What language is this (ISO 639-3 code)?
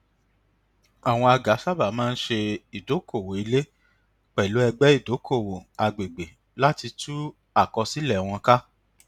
yor